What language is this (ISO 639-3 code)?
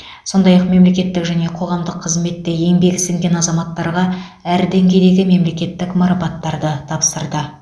kaz